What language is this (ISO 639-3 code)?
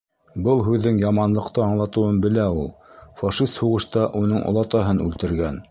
bak